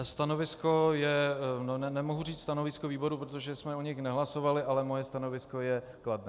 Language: Czech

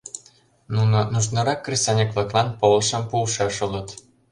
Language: Mari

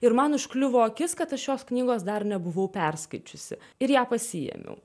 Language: Lithuanian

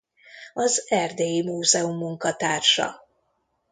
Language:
Hungarian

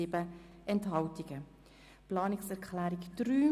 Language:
Swiss German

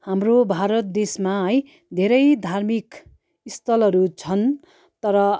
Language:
Nepali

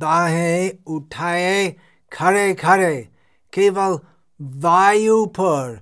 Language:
Hindi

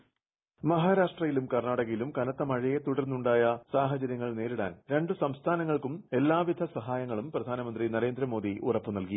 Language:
Malayalam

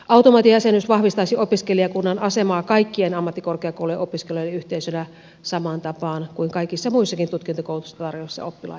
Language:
Finnish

